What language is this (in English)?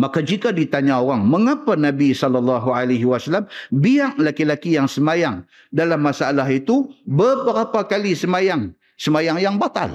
Malay